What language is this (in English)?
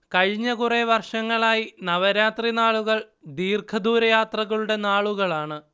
Malayalam